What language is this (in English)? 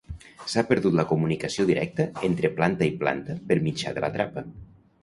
Catalan